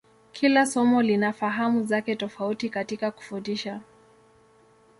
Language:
Swahili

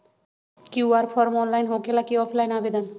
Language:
Magahi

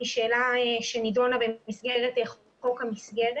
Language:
Hebrew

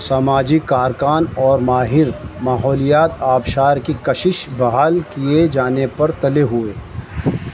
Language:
Urdu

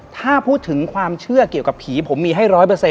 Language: Thai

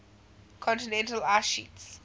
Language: English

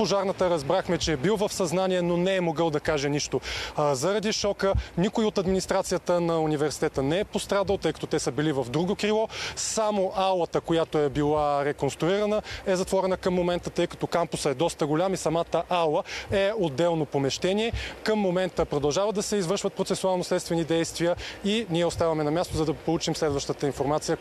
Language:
Bulgarian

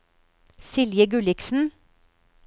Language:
Norwegian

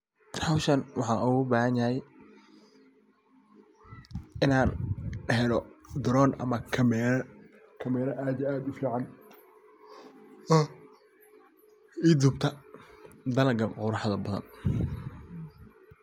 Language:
Somali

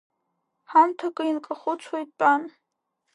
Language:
Abkhazian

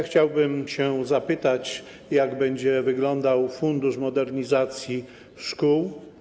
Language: Polish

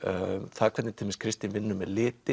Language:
Icelandic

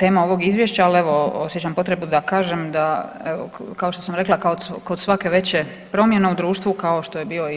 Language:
Croatian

